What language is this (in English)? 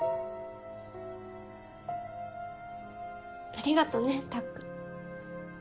Japanese